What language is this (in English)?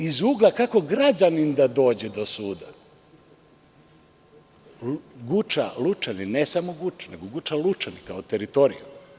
Serbian